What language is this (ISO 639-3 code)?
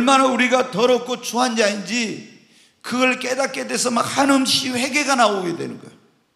kor